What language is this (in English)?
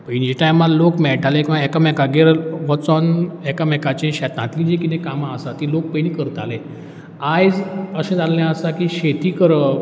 Konkani